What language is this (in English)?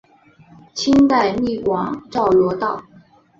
Chinese